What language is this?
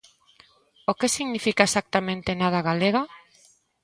Galician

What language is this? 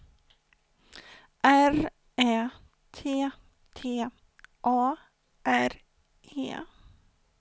Swedish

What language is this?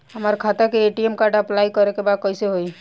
Bhojpuri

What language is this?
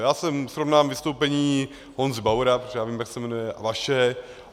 Czech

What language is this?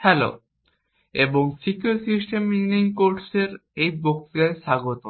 Bangla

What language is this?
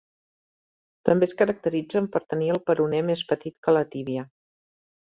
Catalan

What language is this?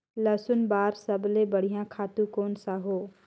Chhattisgarhi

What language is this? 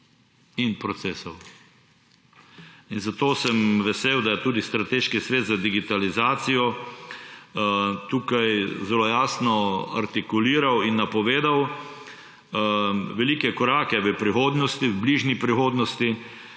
Slovenian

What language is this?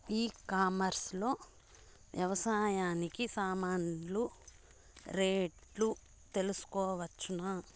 Telugu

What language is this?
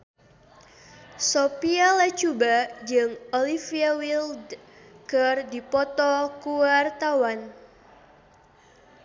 Sundanese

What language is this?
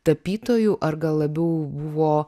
Lithuanian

